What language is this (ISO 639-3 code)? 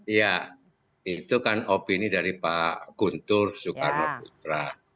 ind